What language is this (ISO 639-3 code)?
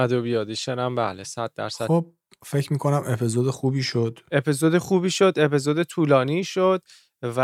fas